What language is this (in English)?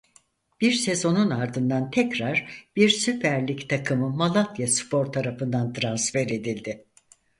Turkish